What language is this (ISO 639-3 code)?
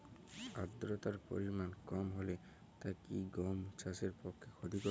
ben